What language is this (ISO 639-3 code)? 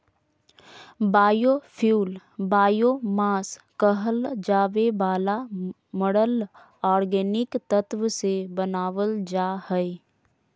mag